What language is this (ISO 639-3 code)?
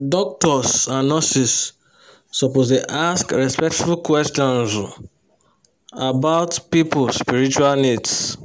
pcm